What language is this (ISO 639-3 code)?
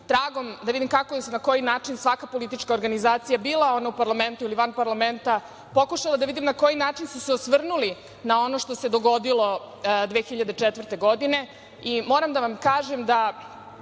srp